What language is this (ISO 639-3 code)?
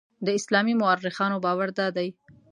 pus